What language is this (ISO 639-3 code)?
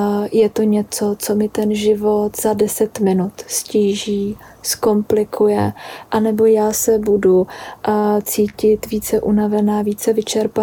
ces